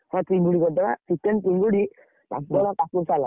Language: Odia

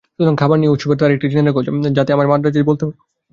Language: Bangla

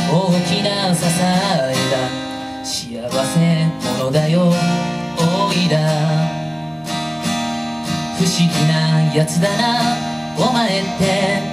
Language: Japanese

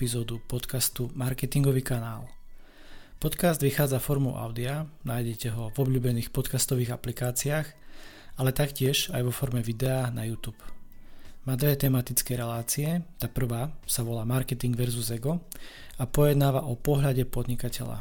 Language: Slovak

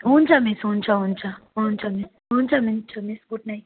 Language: Nepali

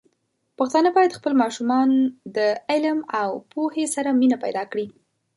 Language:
Pashto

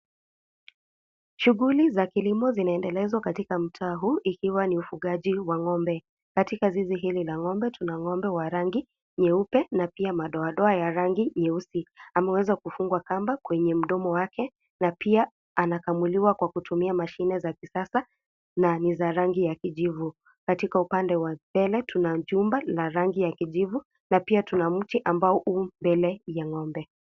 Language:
Swahili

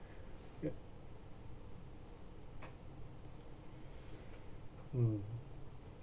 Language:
English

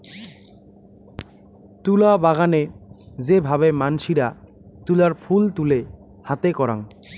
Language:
Bangla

